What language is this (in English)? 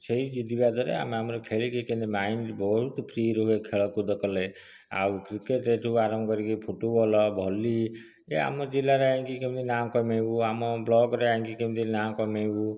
Odia